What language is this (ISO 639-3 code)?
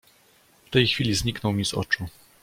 pol